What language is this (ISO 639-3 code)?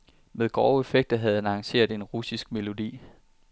dan